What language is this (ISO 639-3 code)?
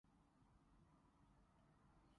yue